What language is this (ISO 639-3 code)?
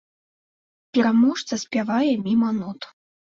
bel